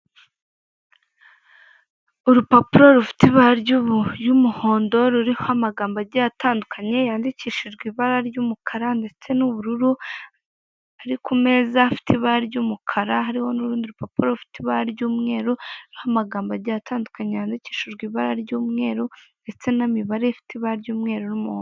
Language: Kinyarwanda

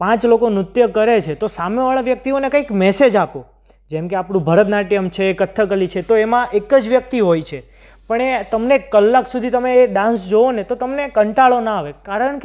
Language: Gujarati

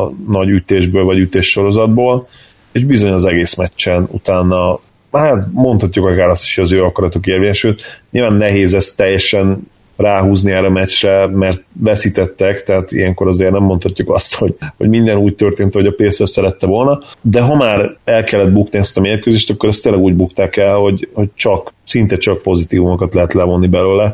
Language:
Hungarian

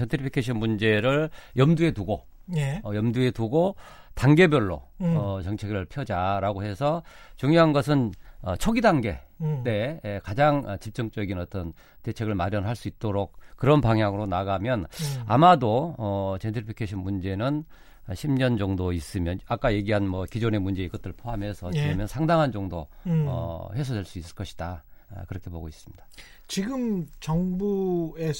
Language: Korean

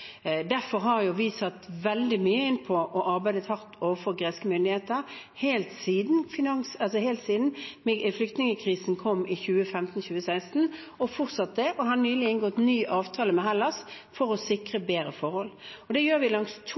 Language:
Norwegian Bokmål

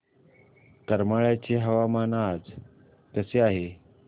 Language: Marathi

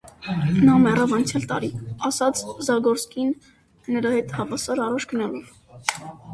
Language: Armenian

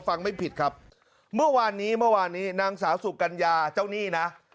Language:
Thai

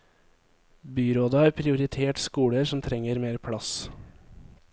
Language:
Norwegian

